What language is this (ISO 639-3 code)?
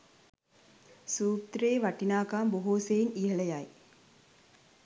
sin